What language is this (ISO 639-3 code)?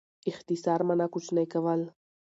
pus